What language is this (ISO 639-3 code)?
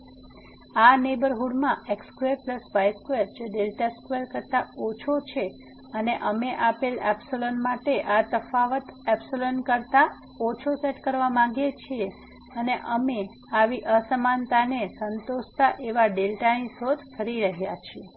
guj